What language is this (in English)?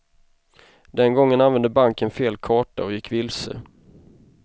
Swedish